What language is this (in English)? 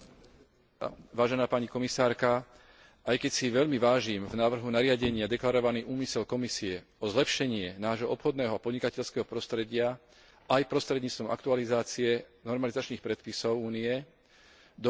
Slovak